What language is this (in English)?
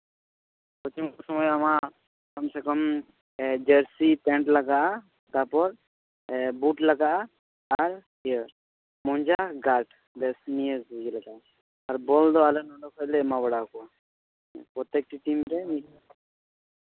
Santali